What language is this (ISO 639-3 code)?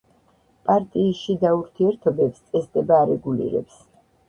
kat